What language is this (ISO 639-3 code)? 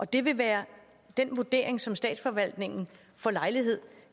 dan